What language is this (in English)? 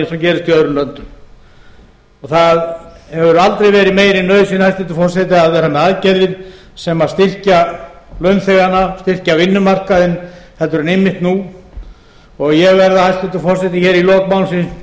Icelandic